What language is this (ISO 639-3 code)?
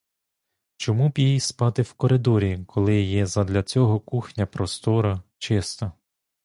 ukr